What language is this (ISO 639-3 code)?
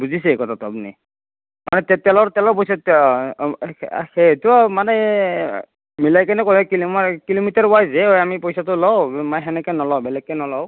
asm